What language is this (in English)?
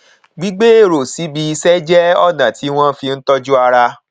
Yoruba